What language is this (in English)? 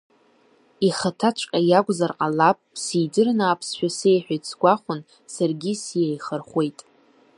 Abkhazian